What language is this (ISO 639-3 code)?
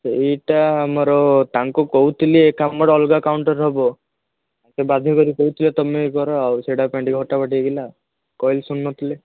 ori